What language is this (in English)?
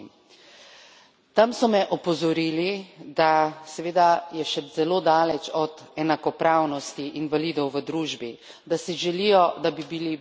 Slovenian